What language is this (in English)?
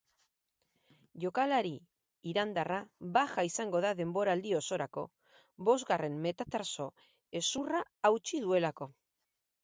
Basque